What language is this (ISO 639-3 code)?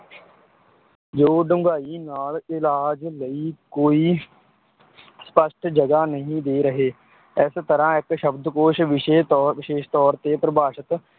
pan